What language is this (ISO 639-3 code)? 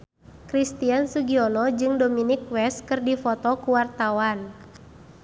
sun